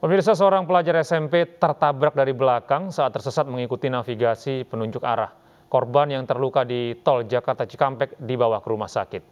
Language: Indonesian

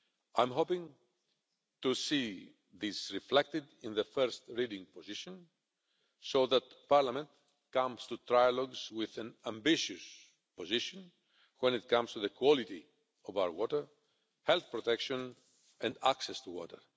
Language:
English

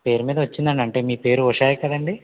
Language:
Telugu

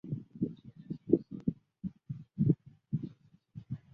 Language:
Chinese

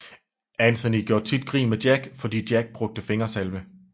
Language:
Danish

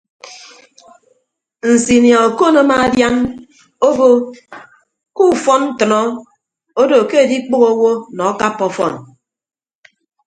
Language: Ibibio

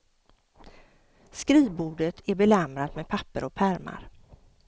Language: Swedish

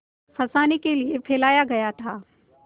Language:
Hindi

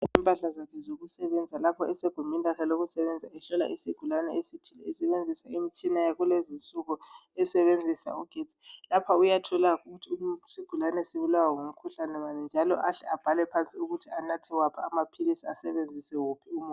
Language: North Ndebele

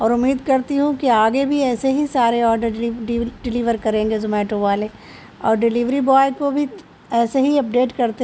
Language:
Urdu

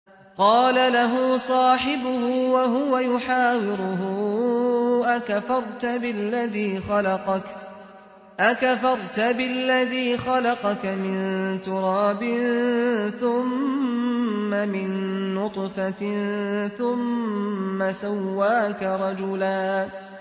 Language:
Arabic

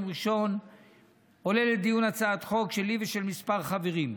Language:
Hebrew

